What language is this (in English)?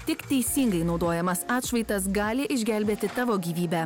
Lithuanian